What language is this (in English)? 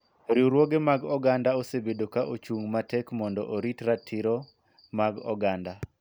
Luo (Kenya and Tanzania)